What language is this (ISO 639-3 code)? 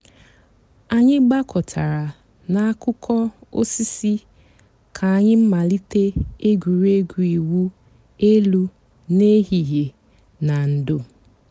ibo